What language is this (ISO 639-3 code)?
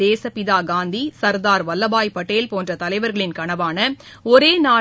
tam